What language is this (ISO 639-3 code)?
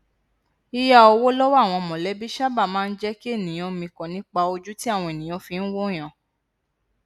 yor